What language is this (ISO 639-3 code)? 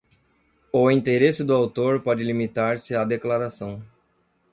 por